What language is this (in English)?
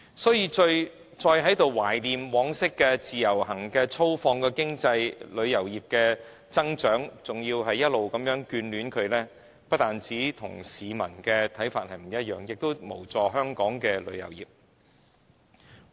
Cantonese